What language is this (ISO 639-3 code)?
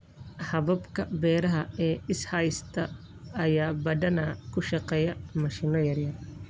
som